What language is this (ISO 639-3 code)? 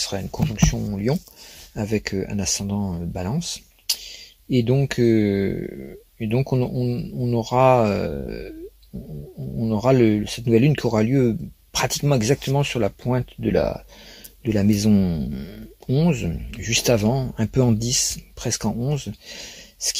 fra